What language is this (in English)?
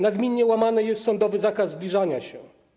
Polish